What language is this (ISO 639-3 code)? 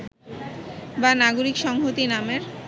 ben